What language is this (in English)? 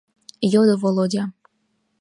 Mari